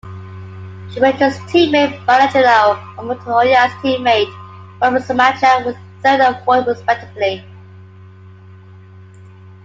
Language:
English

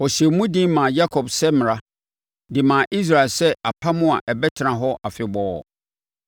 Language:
Akan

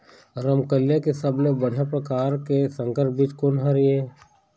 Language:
Chhattisgarhi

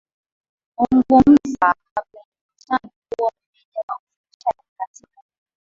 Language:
Swahili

